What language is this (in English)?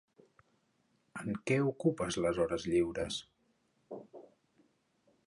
Catalan